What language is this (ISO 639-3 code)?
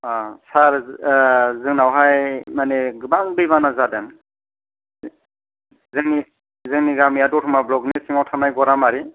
brx